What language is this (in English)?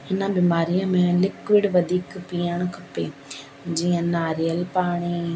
Sindhi